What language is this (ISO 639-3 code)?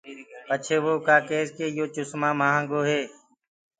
ggg